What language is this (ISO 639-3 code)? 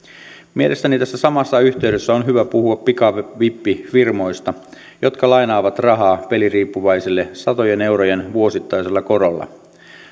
fin